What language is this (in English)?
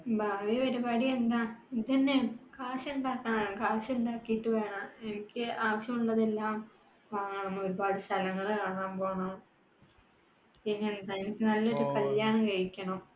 Malayalam